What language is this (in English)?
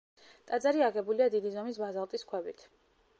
Georgian